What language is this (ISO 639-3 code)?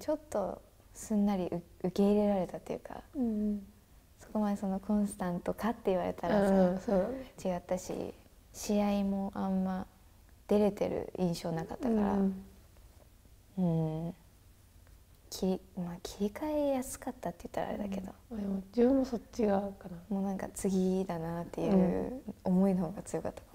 jpn